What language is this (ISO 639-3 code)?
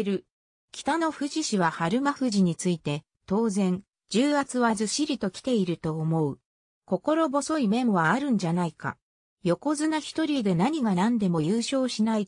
jpn